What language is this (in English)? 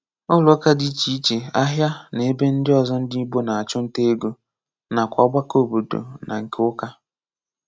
Igbo